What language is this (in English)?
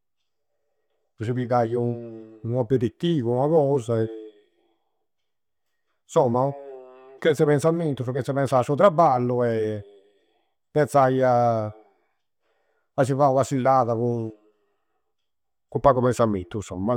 Campidanese Sardinian